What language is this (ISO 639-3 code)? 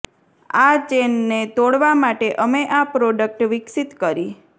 guj